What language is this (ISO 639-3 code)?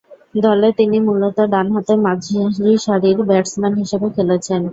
ben